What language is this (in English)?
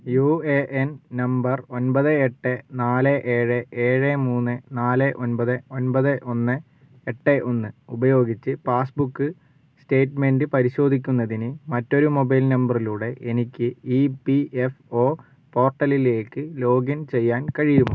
Malayalam